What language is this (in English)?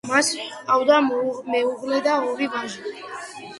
Georgian